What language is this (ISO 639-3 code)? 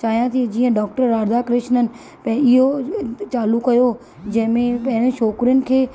snd